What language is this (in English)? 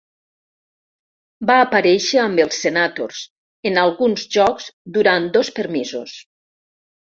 Catalan